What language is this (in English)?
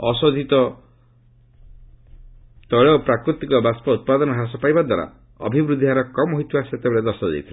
Odia